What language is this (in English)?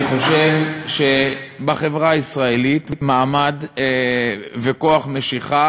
Hebrew